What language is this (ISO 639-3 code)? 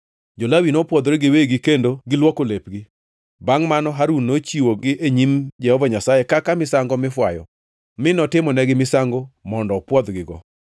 luo